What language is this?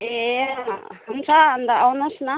Nepali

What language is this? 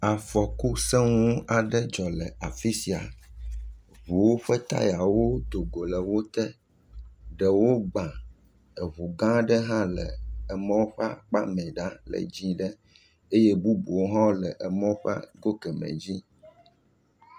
Ewe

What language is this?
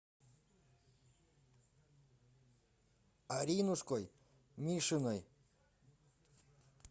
Russian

